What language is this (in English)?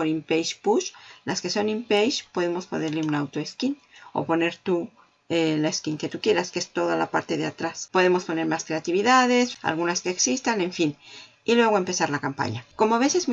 Spanish